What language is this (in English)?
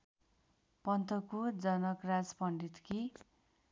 Nepali